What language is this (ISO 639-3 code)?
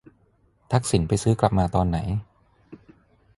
tha